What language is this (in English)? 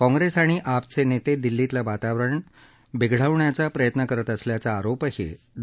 Marathi